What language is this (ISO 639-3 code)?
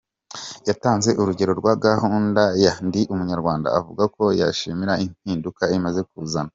kin